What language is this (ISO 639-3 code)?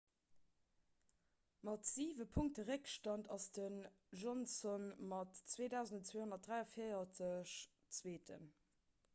ltz